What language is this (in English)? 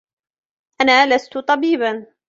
Arabic